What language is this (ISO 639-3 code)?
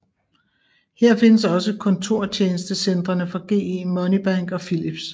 dan